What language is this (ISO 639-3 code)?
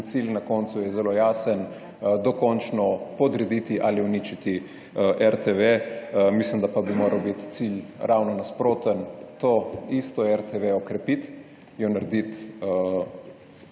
slv